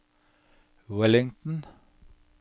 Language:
Norwegian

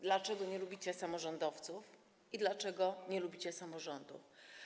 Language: Polish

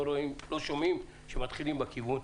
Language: Hebrew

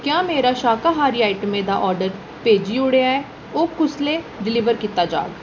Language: Dogri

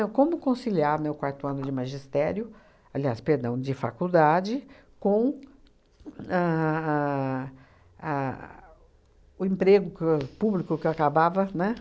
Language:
Portuguese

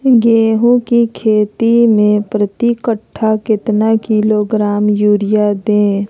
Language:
Magahi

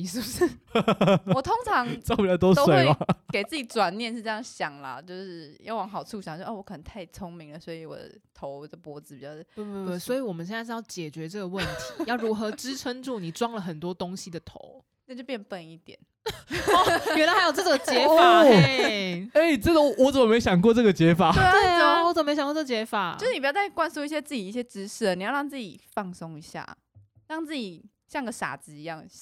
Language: Chinese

